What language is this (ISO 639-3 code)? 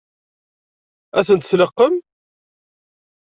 kab